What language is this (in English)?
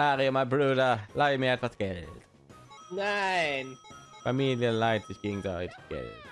German